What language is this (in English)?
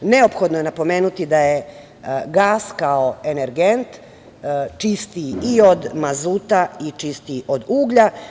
Serbian